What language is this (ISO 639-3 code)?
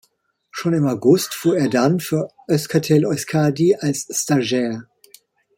deu